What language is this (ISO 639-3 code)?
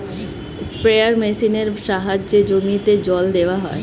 ben